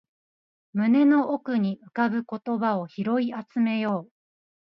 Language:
Japanese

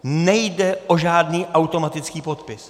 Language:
Czech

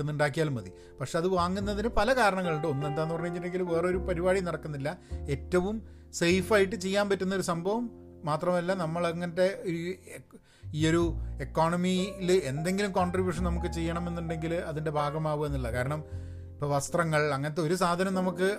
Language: Malayalam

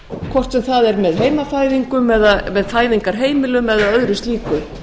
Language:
Icelandic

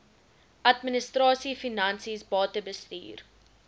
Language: Afrikaans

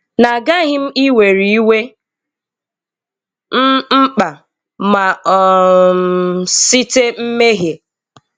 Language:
Igbo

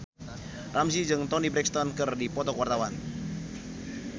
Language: Sundanese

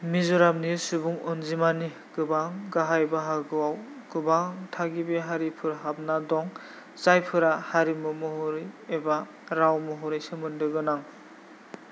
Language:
Bodo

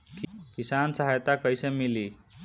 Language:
Bhojpuri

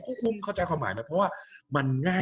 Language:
Thai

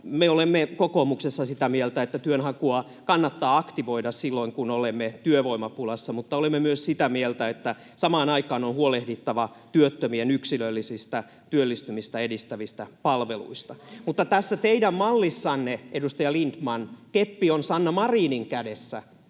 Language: Finnish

